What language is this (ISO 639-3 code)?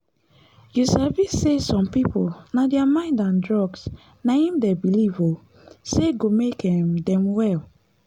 pcm